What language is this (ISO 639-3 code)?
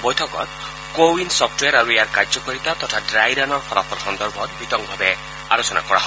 asm